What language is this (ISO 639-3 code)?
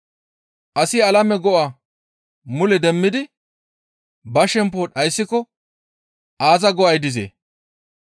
gmv